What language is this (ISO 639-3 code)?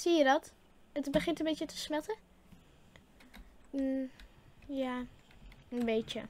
nld